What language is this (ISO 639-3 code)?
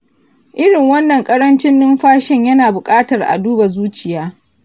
hau